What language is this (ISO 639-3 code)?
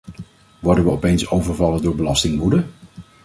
nld